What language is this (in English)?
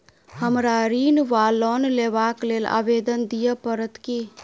Maithili